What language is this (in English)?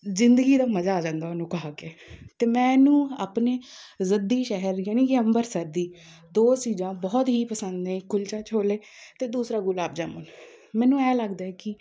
Punjabi